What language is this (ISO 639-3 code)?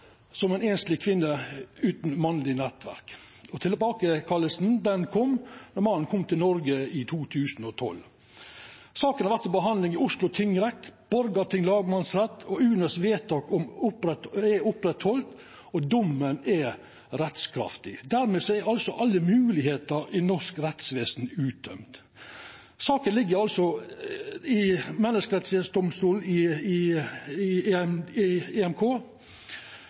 nno